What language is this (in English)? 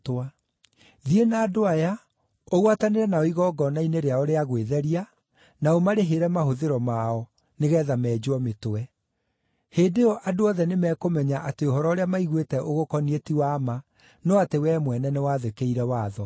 Kikuyu